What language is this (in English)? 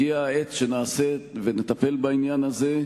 Hebrew